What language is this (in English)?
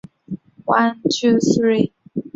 Chinese